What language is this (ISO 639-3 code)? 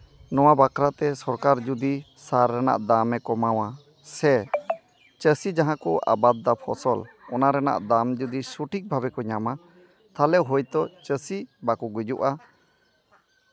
sat